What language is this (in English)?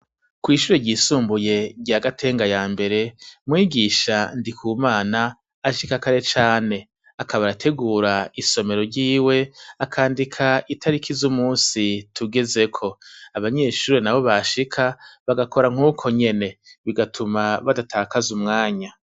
Rundi